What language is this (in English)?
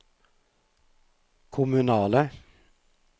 Norwegian